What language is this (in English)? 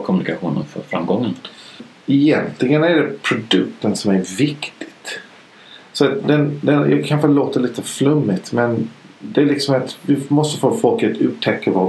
Swedish